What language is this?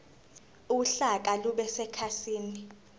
Zulu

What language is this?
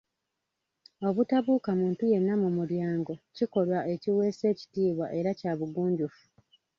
Ganda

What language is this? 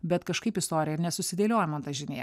Lithuanian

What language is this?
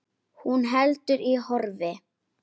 Icelandic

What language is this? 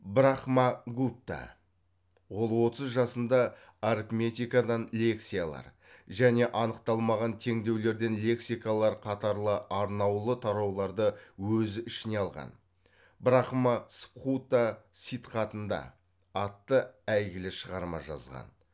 Kazakh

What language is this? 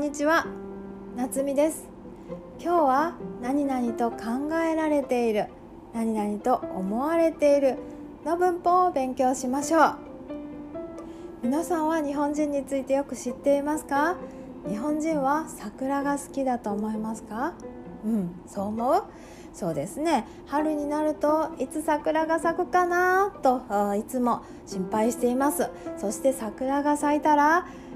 Japanese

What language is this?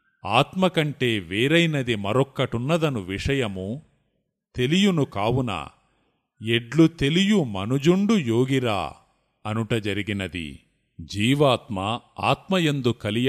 Telugu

